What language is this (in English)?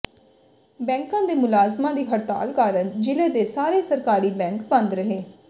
Punjabi